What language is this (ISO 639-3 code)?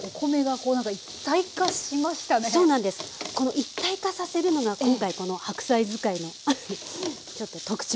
jpn